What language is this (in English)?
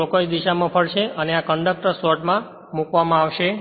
Gujarati